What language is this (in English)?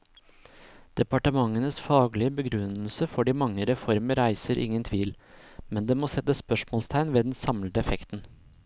Norwegian